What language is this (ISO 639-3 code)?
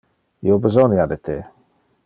ina